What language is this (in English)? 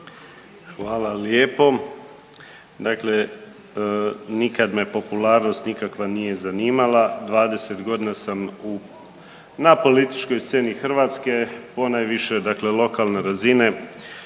Croatian